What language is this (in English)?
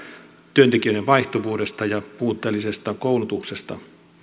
Finnish